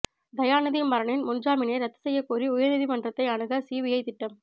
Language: Tamil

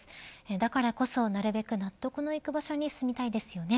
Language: Japanese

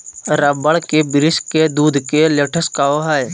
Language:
Magahi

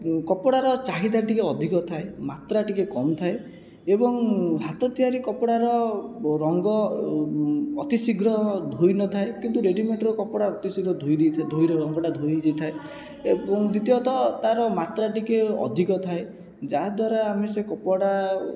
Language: Odia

